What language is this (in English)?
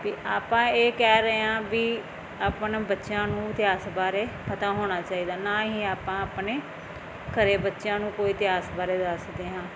Punjabi